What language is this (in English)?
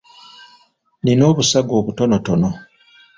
Ganda